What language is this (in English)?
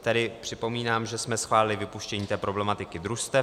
Czech